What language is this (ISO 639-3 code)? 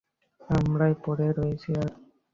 ben